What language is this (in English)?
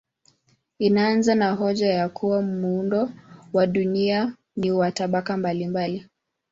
Swahili